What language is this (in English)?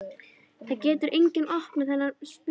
Icelandic